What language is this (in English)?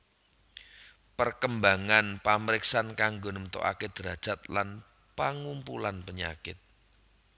Javanese